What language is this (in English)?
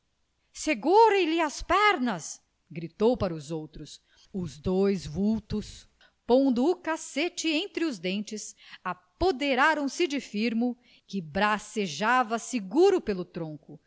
Portuguese